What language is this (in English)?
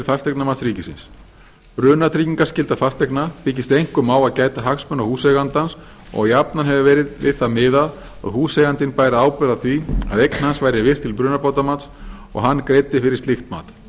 Icelandic